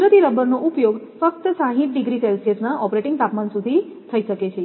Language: Gujarati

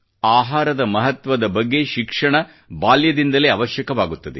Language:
Kannada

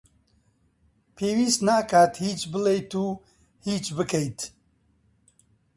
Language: Central Kurdish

